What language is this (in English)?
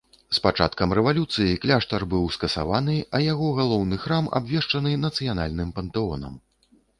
Belarusian